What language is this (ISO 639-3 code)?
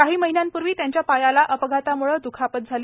mar